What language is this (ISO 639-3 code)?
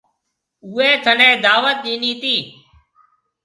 mve